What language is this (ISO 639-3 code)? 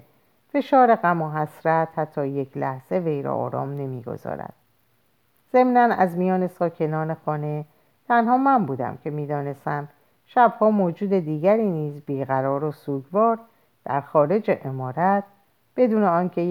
fas